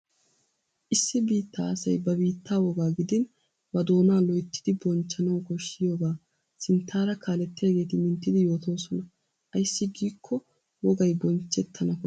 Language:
Wolaytta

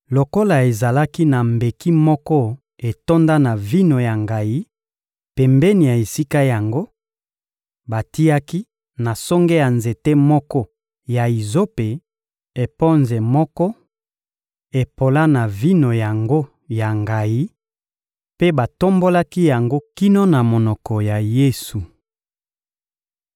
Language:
Lingala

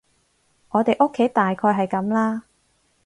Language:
Cantonese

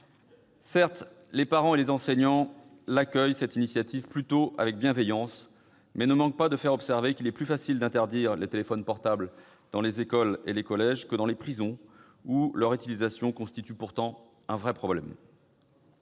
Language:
French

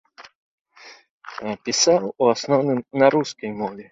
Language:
Belarusian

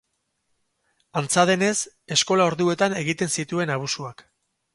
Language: Basque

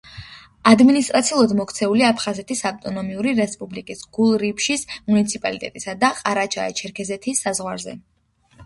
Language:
Georgian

